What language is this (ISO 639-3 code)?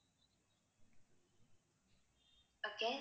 tam